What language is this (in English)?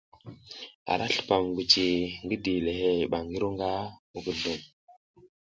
South Giziga